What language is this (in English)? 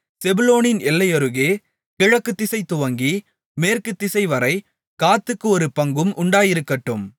Tamil